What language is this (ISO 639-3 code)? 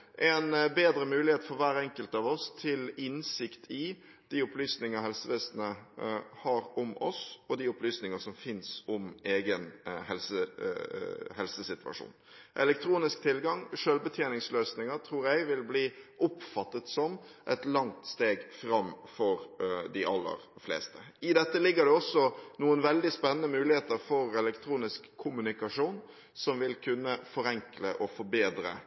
nob